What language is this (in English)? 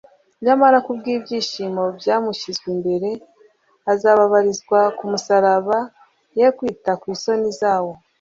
Kinyarwanda